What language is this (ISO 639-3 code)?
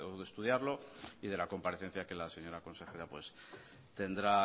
spa